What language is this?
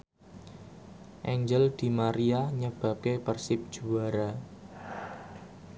Javanese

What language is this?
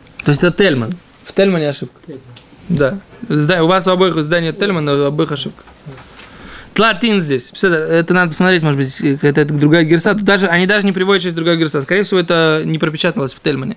Russian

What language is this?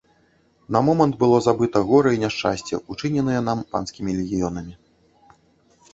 Belarusian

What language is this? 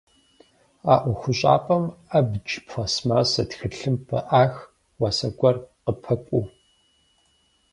Kabardian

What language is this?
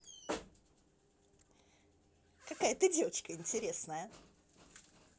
Russian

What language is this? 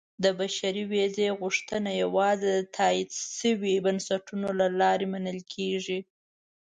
Pashto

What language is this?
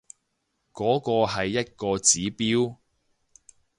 Cantonese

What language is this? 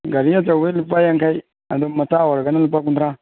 Manipuri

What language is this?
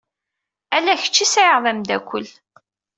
Kabyle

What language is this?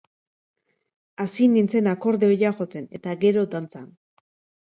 Basque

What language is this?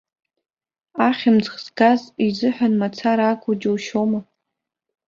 Abkhazian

